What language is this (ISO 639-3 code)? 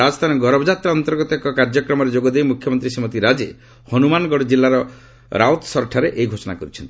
ori